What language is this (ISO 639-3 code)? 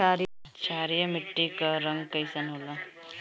bho